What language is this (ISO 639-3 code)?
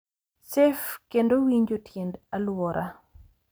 luo